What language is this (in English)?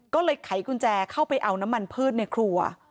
Thai